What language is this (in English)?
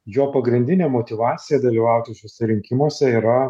Lithuanian